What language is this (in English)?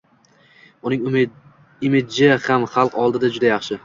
Uzbek